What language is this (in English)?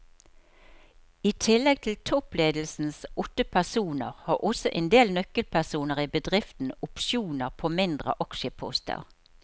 Norwegian